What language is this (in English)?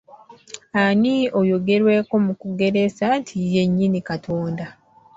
Ganda